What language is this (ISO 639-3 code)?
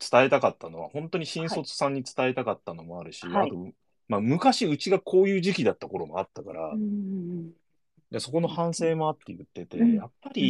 jpn